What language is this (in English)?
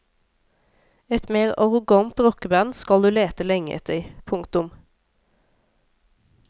Norwegian